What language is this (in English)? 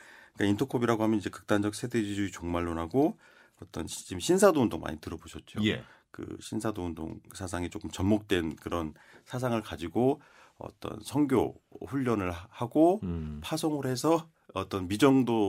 Korean